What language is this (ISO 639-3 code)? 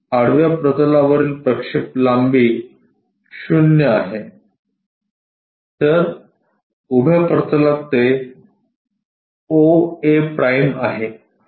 mar